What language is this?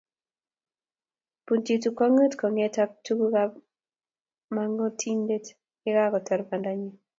Kalenjin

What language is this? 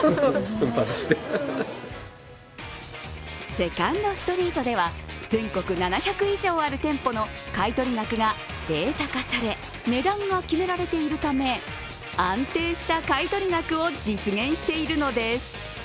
Japanese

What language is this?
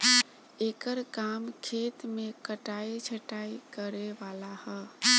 Bhojpuri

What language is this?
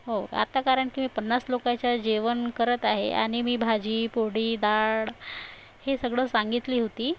Marathi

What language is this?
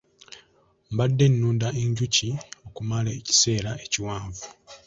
Ganda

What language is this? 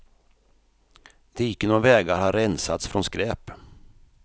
Swedish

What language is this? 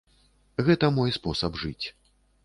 Belarusian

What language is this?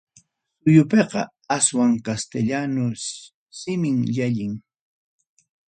Ayacucho Quechua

